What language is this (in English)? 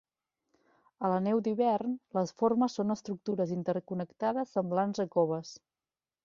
Catalan